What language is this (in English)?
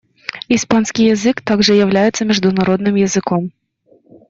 Russian